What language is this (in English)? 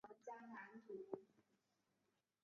Chinese